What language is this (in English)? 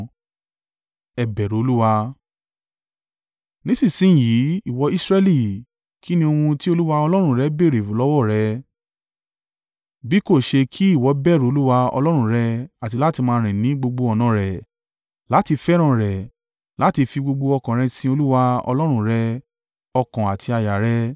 Yoruba